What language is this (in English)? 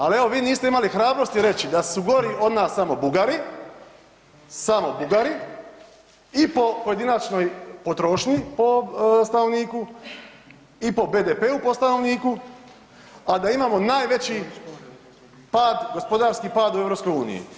Croatian